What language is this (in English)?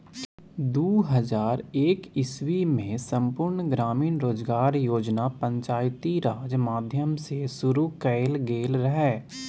Maithili